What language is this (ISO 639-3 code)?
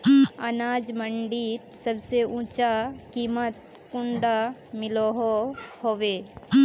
mag